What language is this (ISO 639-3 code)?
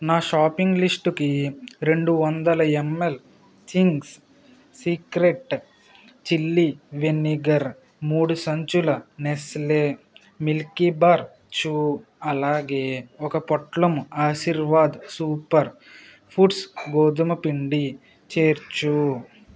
tel